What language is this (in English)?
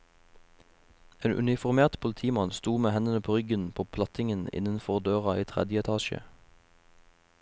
Norwegian